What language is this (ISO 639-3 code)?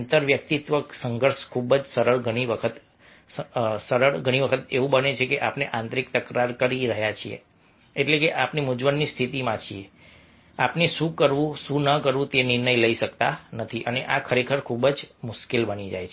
guj